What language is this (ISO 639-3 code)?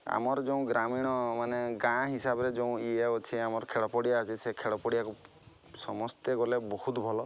ori